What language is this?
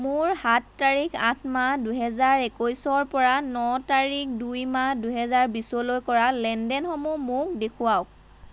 Assamese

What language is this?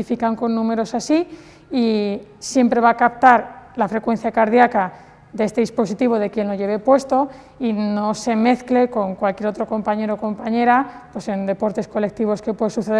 Spanish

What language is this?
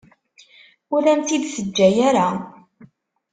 Kabyle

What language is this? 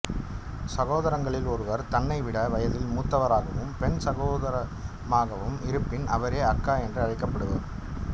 Tamil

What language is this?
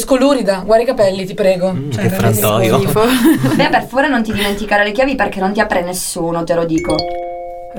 Italian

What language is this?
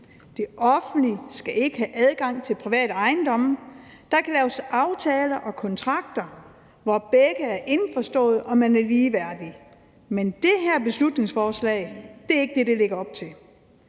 Danish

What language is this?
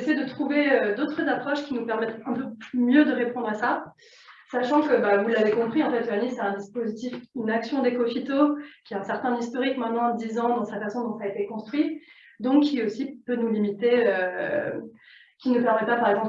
French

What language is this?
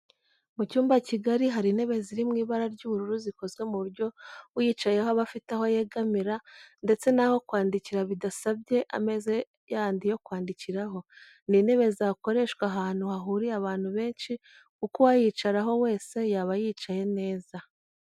Kinyarwanda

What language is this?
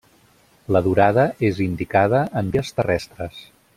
Catalan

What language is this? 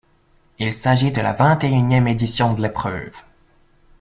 French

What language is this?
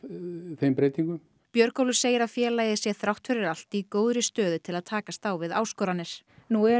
Icelandic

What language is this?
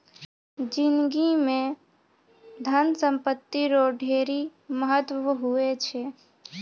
Maithili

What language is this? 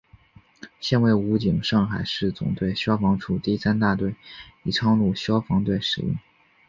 Chinese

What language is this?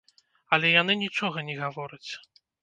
Belarusian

